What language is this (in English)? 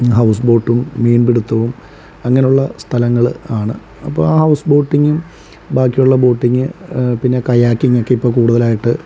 Malayalam